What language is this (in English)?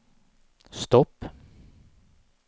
Swedish